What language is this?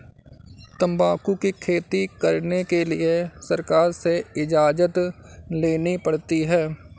Hindi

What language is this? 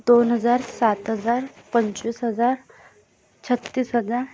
Marathi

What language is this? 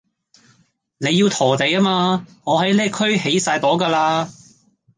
Cantonese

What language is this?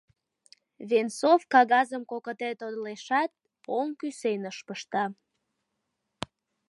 Mari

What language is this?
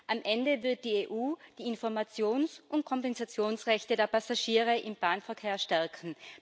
German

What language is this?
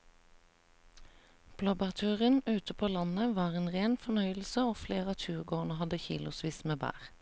Norwegian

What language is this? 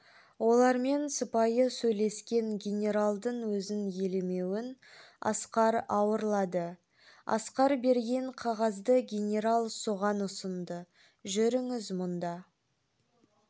Kazakh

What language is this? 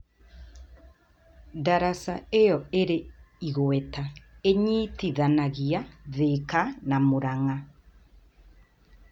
Kikuyu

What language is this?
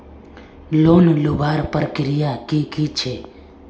Magahi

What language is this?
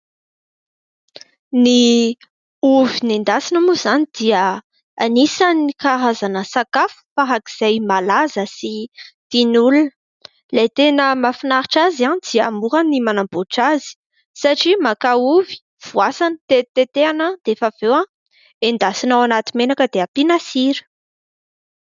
Malagasy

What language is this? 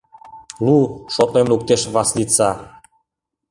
Mari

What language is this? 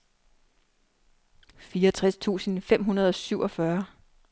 Danish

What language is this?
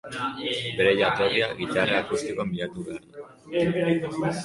Basque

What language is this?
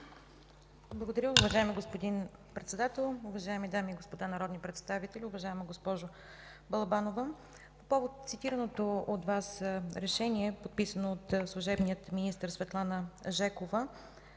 Bulgarian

